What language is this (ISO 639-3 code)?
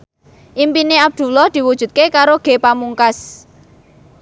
jav